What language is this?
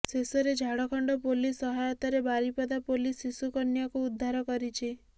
Odia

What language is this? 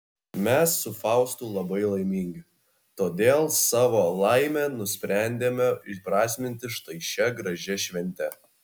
Lithuanian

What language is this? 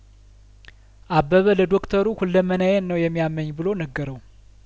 Amharic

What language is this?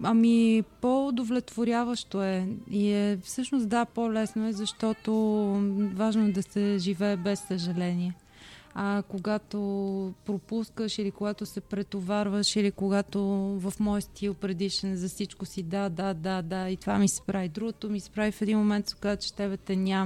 Bulgarian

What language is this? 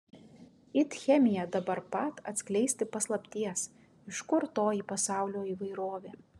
Lithuanian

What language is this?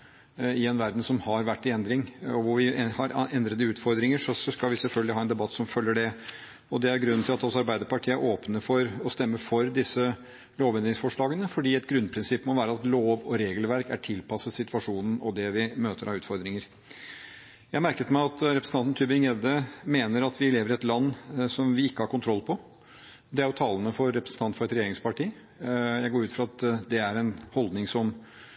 Norwegian Bokmål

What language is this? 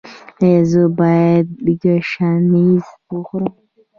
Pashto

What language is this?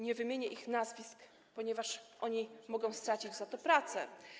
Polish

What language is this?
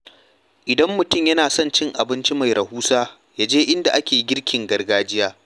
Hausa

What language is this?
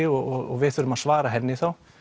Icelandic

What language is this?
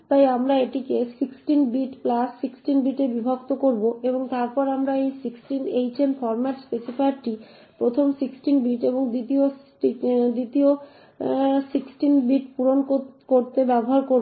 Bangla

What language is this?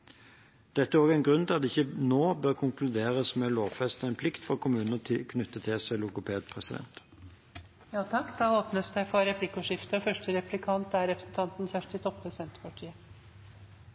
Norwegian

